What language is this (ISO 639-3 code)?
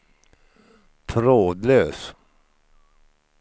swe